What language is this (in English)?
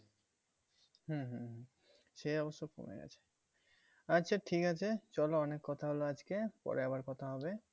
Bangla